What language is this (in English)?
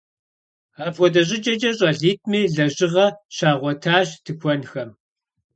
Kabardian